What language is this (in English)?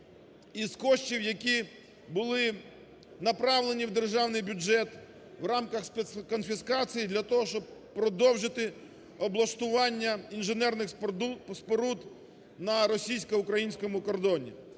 Ukrainian